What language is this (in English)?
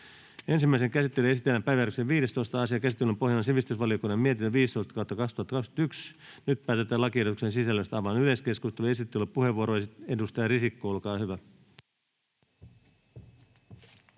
Finnish